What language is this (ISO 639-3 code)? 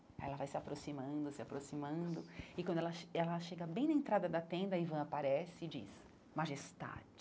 por